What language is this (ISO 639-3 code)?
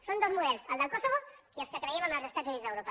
cat